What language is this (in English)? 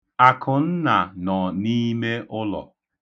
Igbo